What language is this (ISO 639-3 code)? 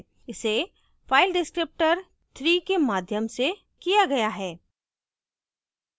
hin